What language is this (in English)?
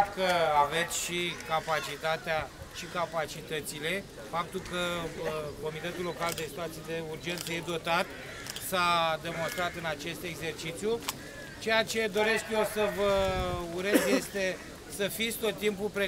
Romanian